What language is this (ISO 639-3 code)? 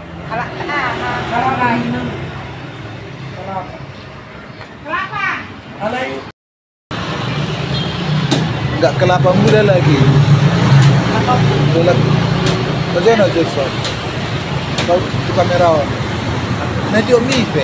ind